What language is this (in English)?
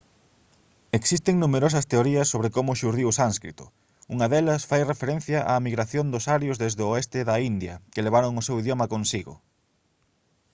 Galician